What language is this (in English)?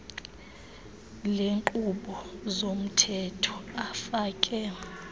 Xhosa